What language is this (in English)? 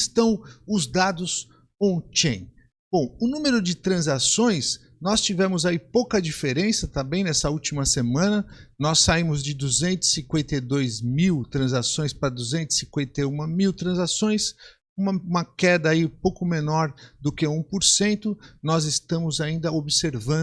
Portuguese